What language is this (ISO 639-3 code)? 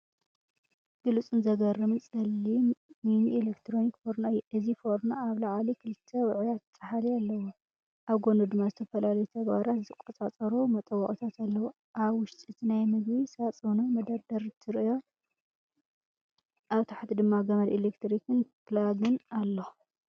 tir